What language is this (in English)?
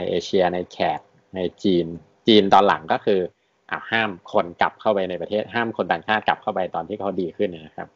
Thai